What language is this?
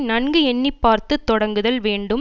Tamil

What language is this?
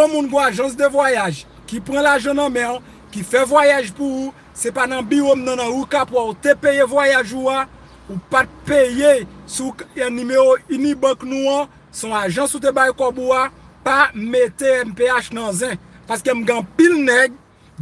French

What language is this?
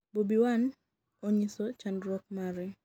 Luo (Kenya and Tanzania)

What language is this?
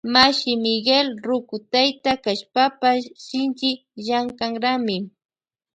Loja Highland Quichua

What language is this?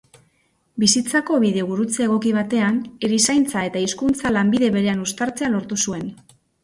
Basque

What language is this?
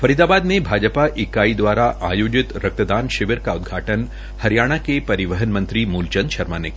Hindi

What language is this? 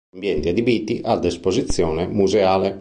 Italian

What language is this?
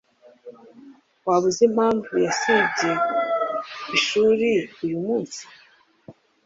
Kinyarwanda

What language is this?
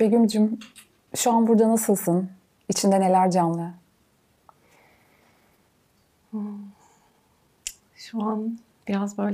Turkish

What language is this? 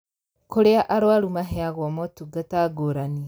Kikuyu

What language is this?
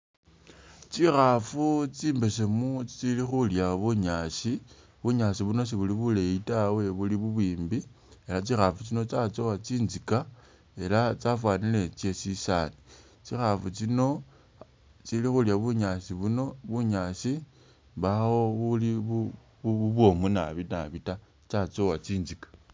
Masaaba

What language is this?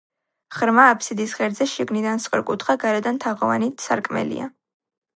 Georgian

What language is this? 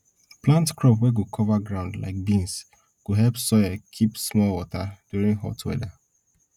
Nigerian Pidgin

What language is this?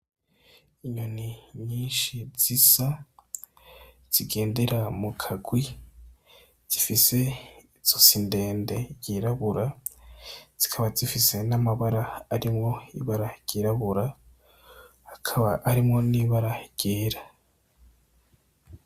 Rundi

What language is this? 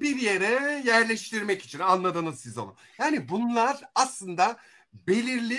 Turkish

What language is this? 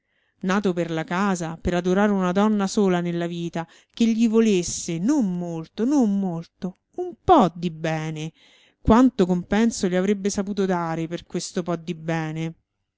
Italian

